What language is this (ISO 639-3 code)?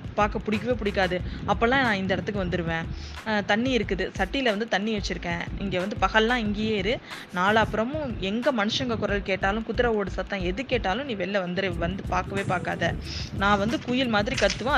tam